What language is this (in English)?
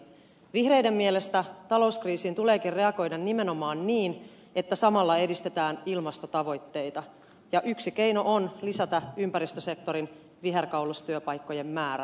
Finnish